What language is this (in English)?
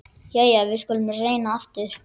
Icelandic